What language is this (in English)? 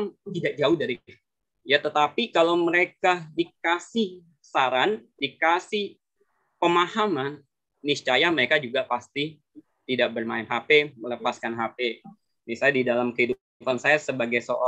Indonesian